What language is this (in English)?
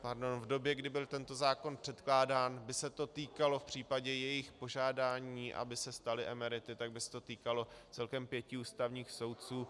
Czech